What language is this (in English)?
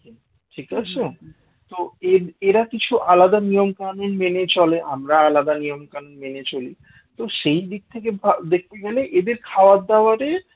Bangla